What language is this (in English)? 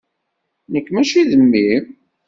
Kabyle